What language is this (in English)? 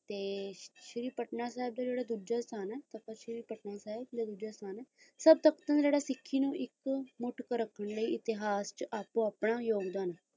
Punjabi